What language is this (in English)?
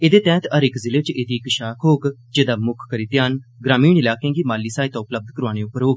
Dogri